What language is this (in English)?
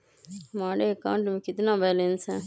Magahi